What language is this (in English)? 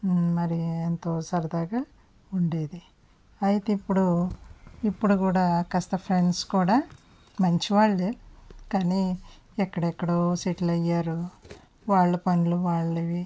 Telugu